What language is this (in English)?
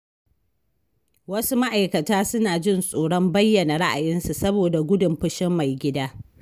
Hausa